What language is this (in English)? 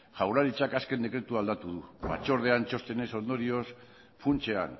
Basque